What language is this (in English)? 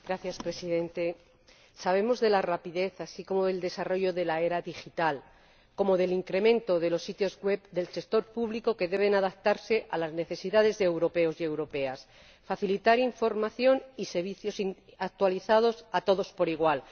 Spanish